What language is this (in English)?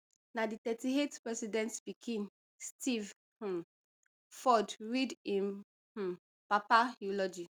Nigerian Pidgin